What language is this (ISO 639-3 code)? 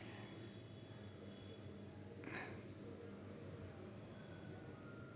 tel